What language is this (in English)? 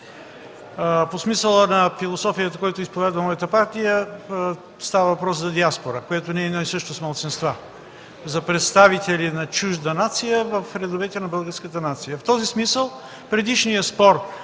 Bulgarian